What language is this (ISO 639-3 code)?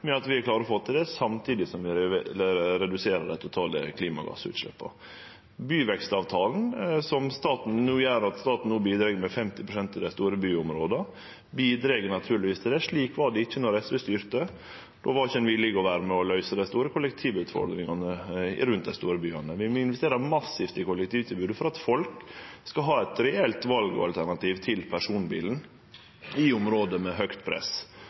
nno